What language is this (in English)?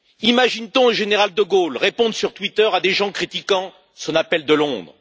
French